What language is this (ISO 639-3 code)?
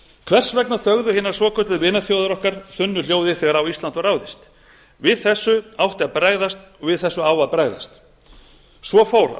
isl